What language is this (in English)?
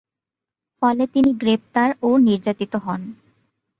Bangla